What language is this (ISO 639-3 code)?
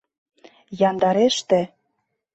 chm